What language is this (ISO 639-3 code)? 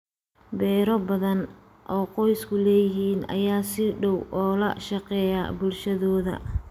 som